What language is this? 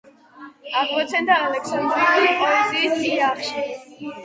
Georgian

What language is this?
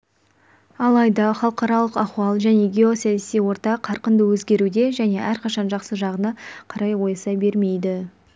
Kazakh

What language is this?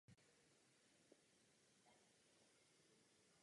Czech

